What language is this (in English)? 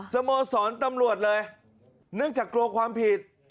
Thai